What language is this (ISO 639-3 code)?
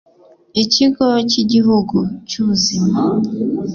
kin